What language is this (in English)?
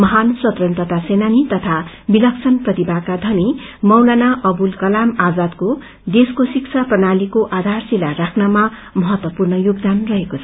Nepali